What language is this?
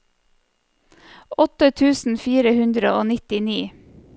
Norwegian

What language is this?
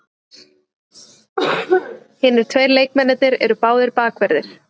Icelandic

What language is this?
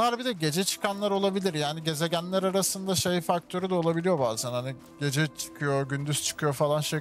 Turkish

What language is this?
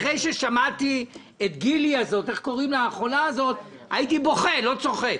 Hebrew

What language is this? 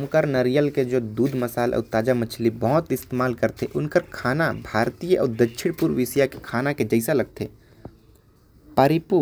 Korwa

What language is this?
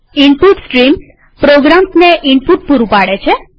Gujarati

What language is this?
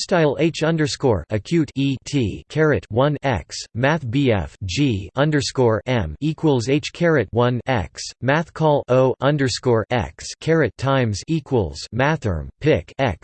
English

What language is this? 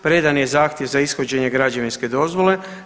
Croatian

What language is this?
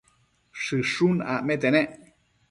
Matsés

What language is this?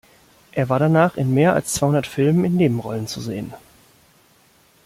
German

